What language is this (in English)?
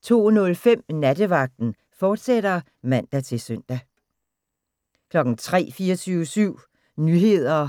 Danish